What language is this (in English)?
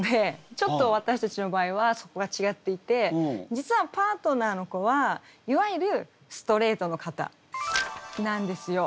Japanese